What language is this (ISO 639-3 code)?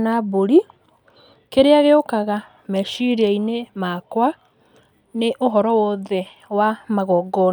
kik